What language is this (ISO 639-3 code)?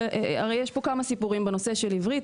heb